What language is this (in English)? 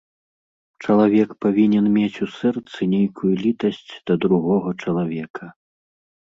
Belarusian